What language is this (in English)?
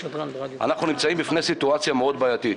Hebrew